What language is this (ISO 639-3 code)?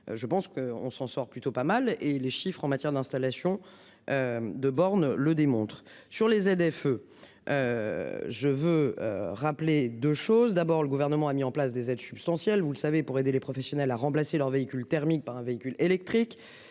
fra